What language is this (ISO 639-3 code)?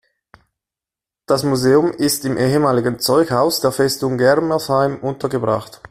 deu